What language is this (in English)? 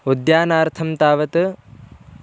Sanskrit